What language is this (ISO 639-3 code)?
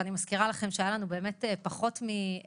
heb